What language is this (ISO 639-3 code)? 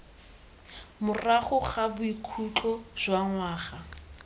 tsn